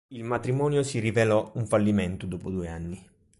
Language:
Italian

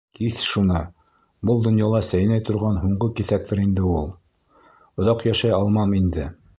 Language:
Bashkir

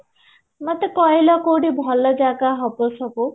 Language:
Odia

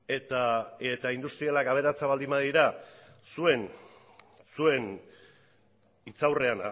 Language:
Basque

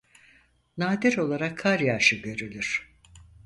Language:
Turkish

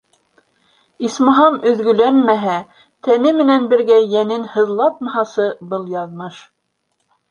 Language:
Bashkir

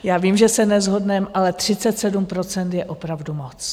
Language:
Czech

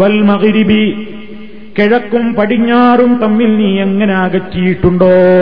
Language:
Malayalam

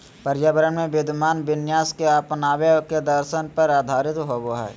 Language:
Magahi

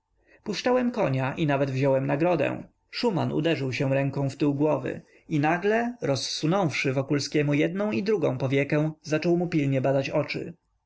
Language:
Polish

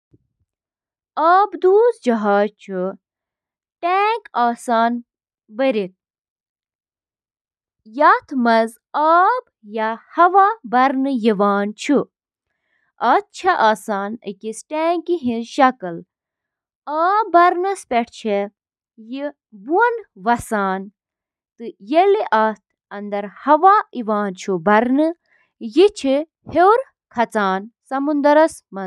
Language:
Kashmiri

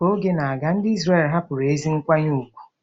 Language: Igbo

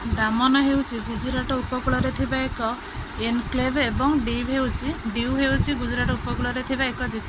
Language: Odia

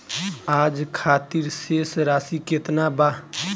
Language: Bhojpuri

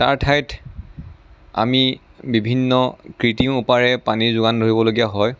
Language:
Assamese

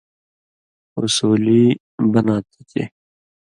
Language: Indus Kohistani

